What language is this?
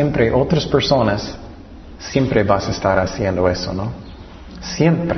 Spanish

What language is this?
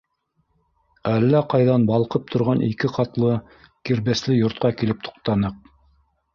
Bashkir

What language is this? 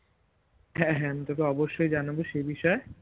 Bangla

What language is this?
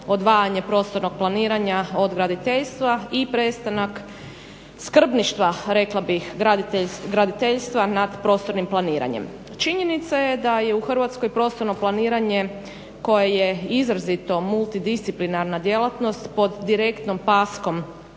Croatian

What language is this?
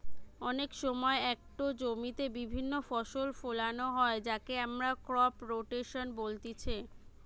Bangla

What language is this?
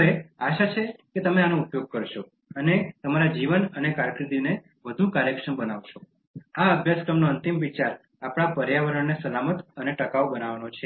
Gujarati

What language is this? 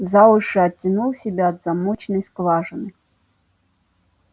Russian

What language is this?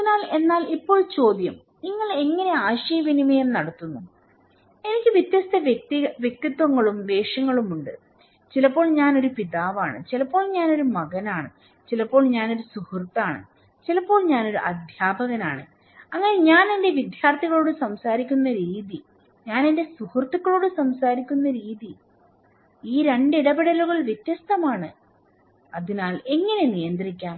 Malayalam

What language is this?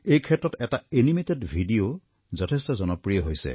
Assamese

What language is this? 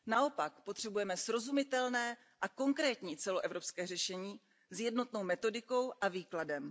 Czech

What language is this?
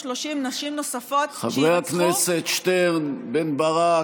Hebrew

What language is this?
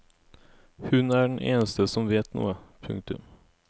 Norwegian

